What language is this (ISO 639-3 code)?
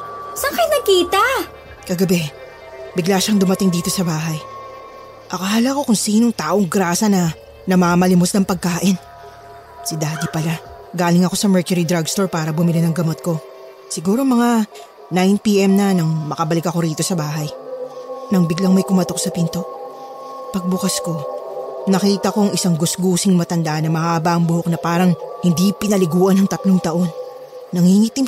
fil